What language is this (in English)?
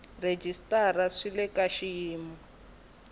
Tsonga